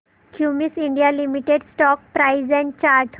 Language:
Marathi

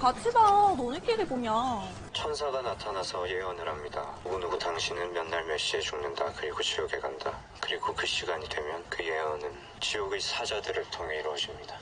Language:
Korean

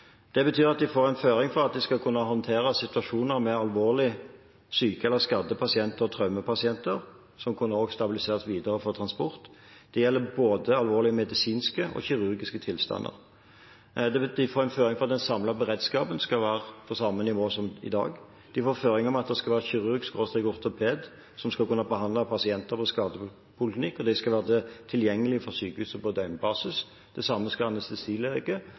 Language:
Norwegian Bokmål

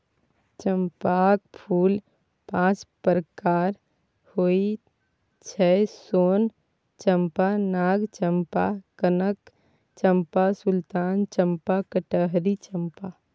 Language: Maithili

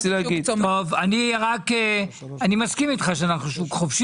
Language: Hebrew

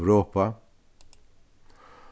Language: Faroese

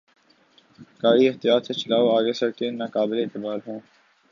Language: Urdu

